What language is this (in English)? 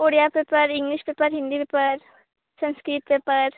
Odia